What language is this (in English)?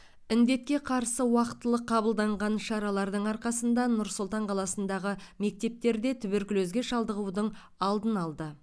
Kazakh